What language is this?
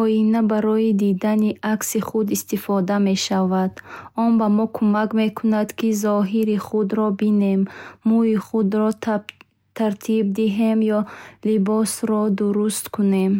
Bukharic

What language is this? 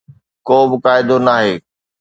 Sindhi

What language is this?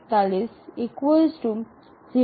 Gujarati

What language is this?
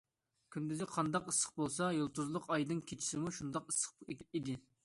Uyghur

